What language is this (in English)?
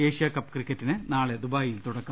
Malayalam